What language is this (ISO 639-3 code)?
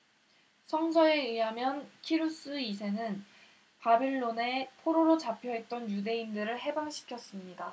kor